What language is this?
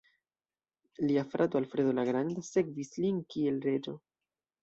Esperanto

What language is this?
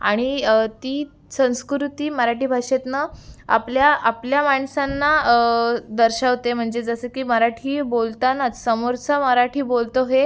Marathi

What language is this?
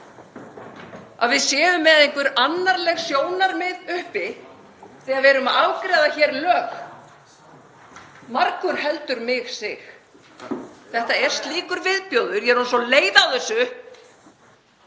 Icelandic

